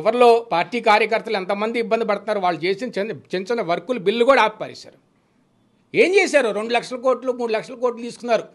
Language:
Telugu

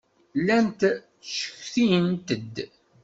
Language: Kabyle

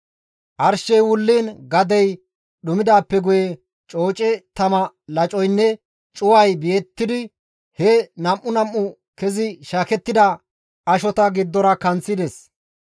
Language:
Gamo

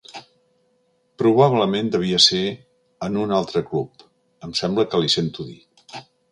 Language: Catalan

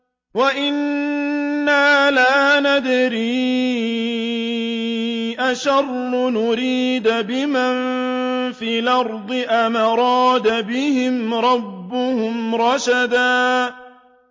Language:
Arabic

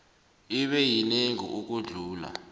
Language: South Ndebele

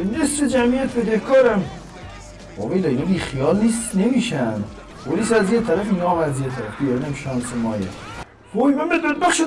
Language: Persian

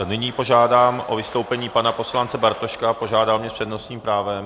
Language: Czech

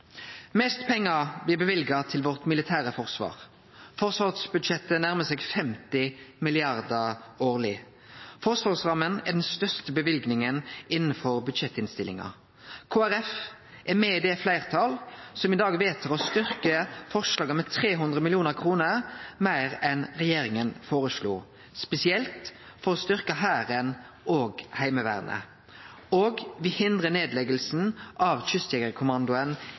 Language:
Norwegian Nynorsk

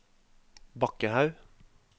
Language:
Norwegian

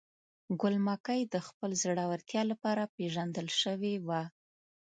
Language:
Pashto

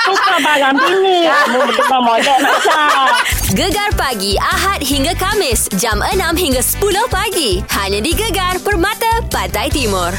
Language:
Malay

